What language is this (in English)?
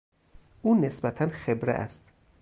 Persian